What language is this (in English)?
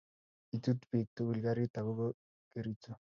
Kalenjin